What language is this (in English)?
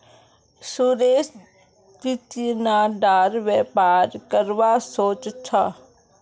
Magahi